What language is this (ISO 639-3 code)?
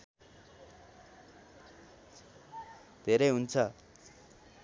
nep